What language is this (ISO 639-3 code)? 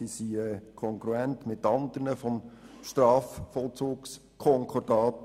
gsw